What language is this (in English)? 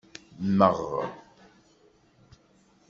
Kabyle